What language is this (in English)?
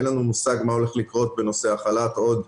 Hebrew